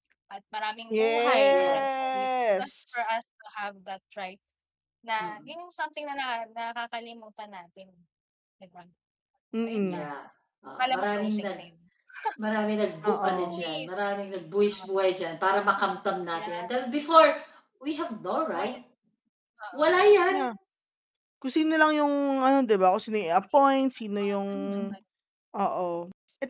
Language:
Filipino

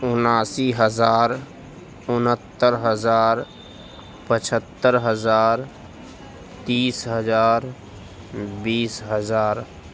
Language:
Urdu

